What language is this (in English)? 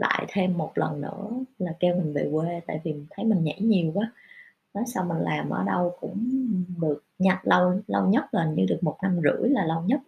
Vietnamese